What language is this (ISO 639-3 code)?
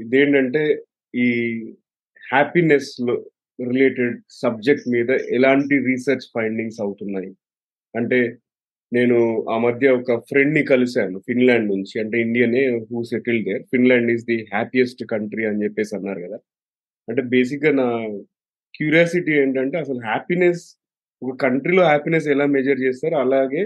tel